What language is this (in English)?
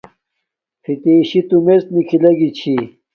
Domaaki